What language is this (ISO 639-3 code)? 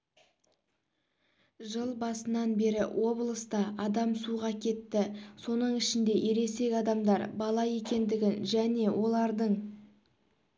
kaz